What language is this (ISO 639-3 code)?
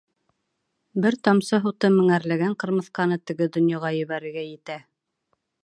bak